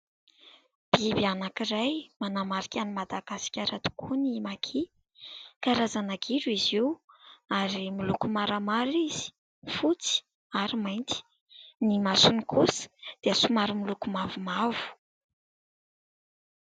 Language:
Malagasy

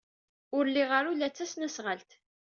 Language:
Kabyle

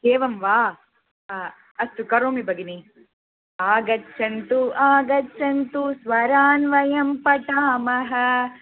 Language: Sanskrit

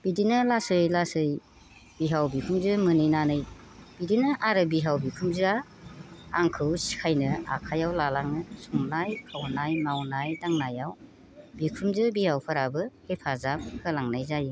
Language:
Bodo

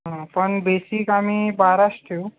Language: Marathi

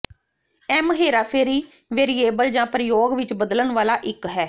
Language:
Punjabi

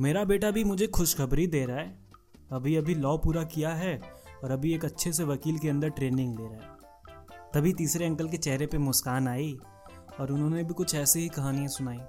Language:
Hindi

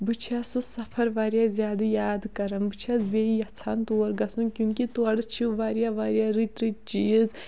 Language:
Kashmiri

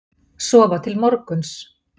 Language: Icelandic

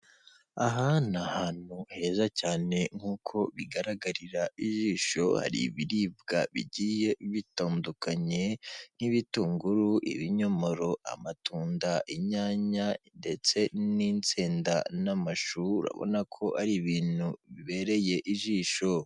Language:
Kinyarwanda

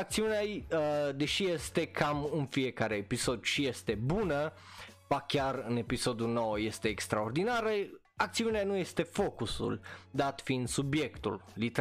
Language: Romanian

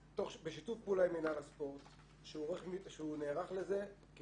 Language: Hebrew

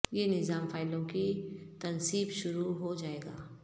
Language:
Urdu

